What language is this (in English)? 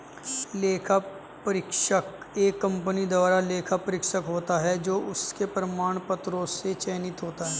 Hindi